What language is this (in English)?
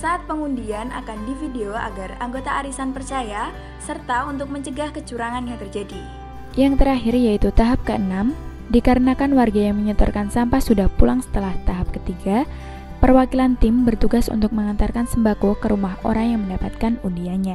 Indonesian